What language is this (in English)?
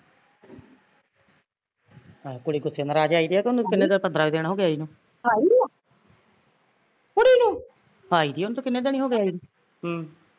Punjabi